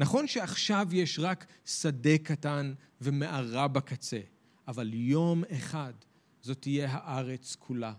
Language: Hebrew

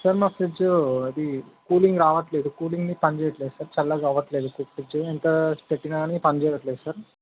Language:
Telugu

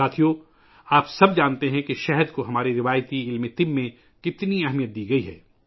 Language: Urdu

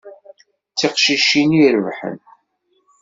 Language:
Kabyle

